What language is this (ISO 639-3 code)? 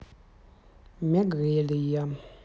rus